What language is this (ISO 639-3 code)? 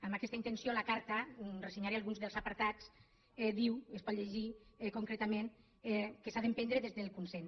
cat